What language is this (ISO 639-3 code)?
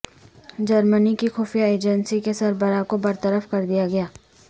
urd